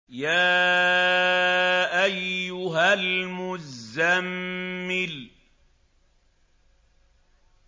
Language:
Arabic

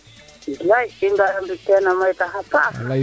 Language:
Serer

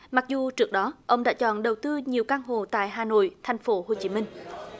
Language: Vietnamese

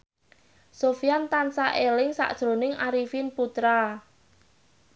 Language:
Javanese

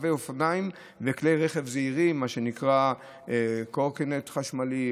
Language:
Hebrew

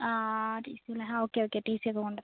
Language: Malayalam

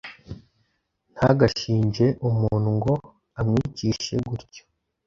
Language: Kinyarwanda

